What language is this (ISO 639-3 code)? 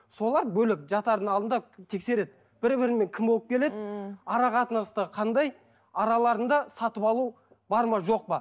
kaz